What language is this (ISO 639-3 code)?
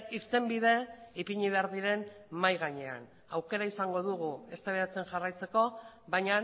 eus